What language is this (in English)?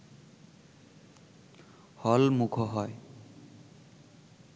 Bangla